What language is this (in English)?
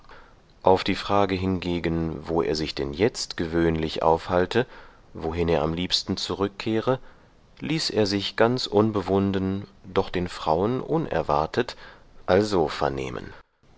German